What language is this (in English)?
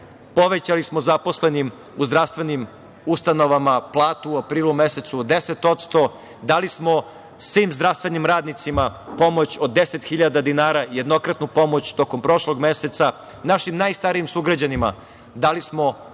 Serbian